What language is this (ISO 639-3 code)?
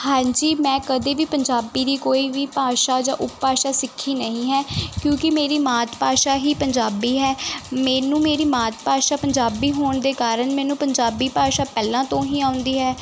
pan